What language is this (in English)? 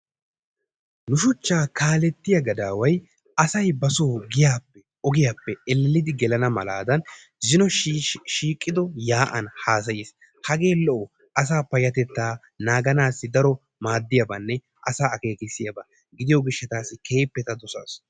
Wolaytta